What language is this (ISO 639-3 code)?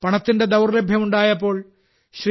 mal